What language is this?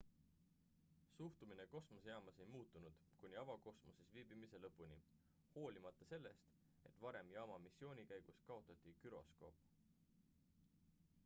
Estonian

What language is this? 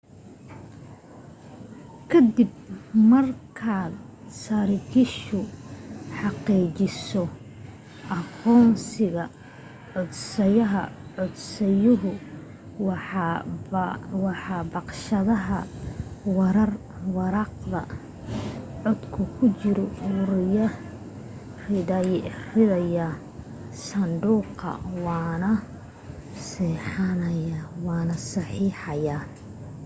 Somali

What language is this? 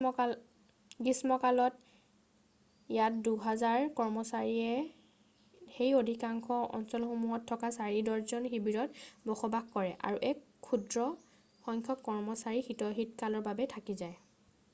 Assamese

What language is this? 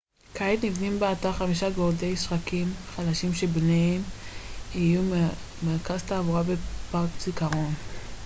Hebrew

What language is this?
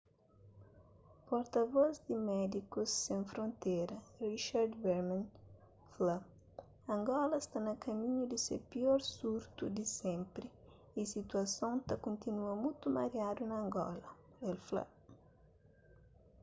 Kabuverdianu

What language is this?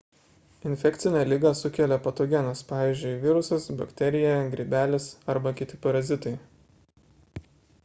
Lithuanian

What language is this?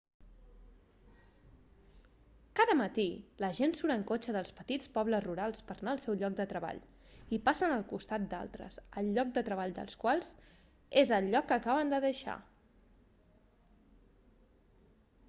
Catalan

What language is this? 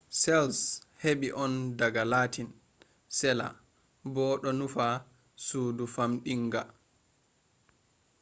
Fula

